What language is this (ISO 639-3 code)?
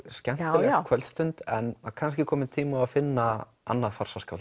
isl